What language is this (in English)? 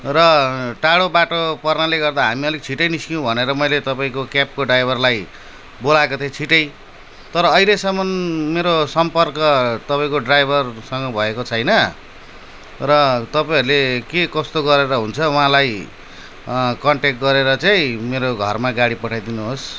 Nepali